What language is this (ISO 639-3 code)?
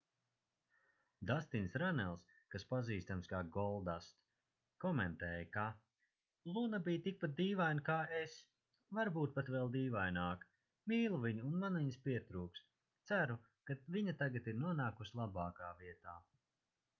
lav